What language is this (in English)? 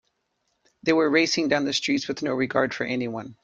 English